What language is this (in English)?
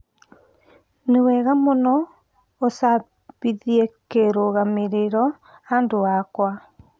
Kikuyu